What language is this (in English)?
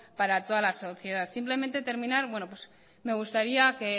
Spanish